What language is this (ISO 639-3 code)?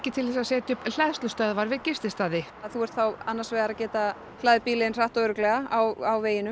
isl